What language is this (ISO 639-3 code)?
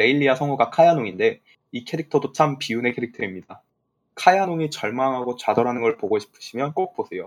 kor